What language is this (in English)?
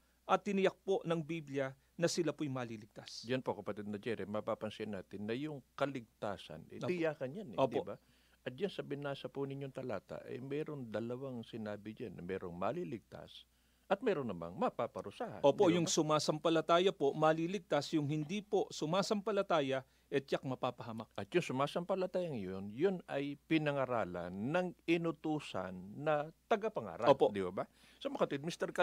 Filipino